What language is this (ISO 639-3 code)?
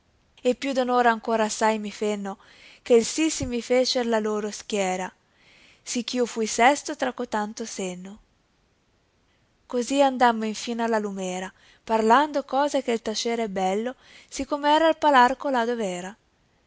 ita